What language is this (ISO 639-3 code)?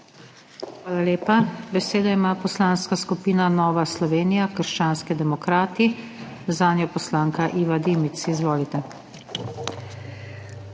slv